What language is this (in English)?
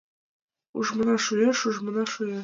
Mari